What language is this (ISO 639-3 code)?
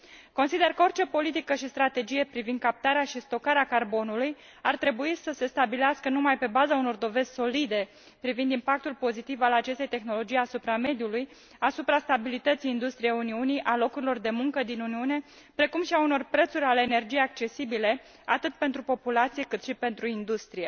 ron